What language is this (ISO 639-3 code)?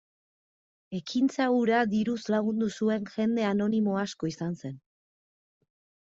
eus